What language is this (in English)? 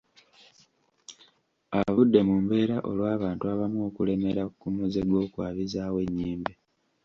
Ganda